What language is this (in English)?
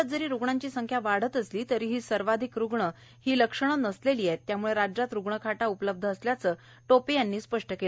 Marathi